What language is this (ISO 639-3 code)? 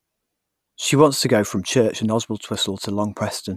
eng